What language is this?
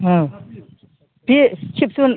Bodo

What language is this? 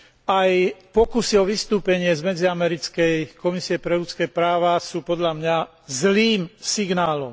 Slovak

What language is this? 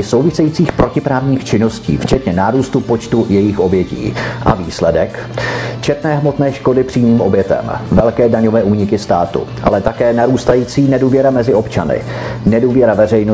Czech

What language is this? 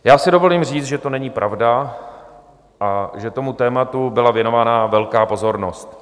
Czech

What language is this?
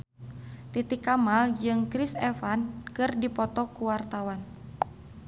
Sundanese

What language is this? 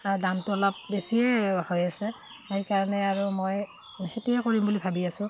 Assamese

